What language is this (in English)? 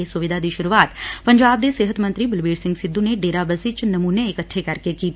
Punjabi